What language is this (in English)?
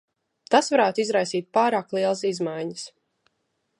Latvian